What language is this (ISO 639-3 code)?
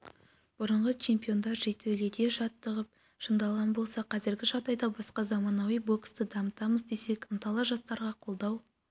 kaz